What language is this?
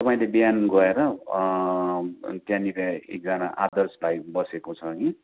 Nepali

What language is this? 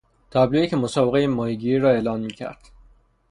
Persian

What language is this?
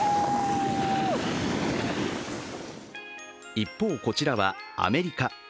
Japanese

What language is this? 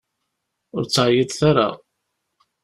Kabyle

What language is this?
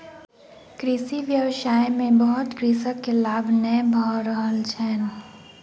Maithili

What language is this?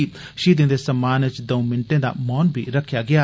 Dogri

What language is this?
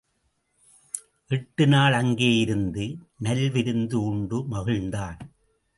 Tamil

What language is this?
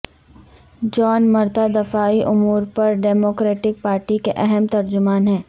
Urdu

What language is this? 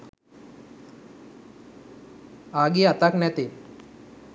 Sinhala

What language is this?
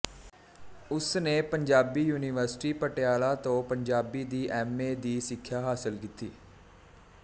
Punjabi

